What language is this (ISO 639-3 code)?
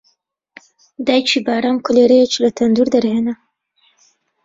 ckb